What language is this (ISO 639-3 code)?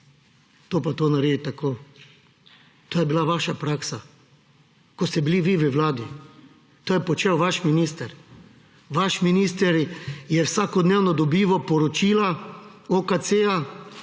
slv